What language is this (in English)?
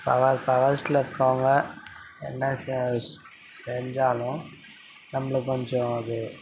Tamil